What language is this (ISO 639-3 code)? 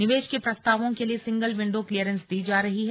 hin